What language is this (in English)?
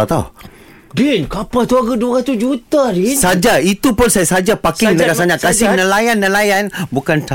Malay